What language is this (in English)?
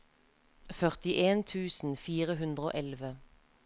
Norwegian